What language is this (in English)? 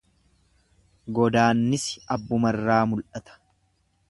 Oromo